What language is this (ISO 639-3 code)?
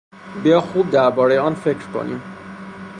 fas